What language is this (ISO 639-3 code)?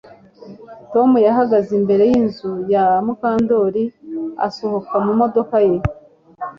kin